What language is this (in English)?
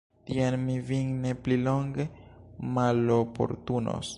Esperanto